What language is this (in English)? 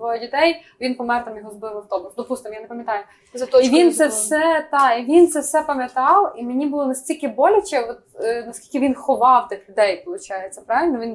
Ukrainian